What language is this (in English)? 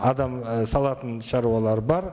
Kazakh